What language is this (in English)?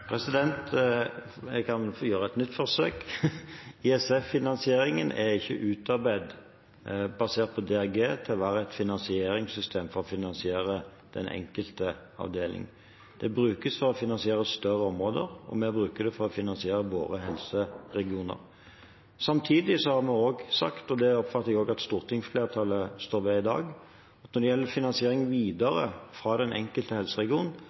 Norwegian